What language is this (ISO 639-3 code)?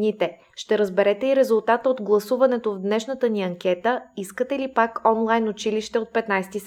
bul